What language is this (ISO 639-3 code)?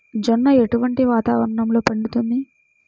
tel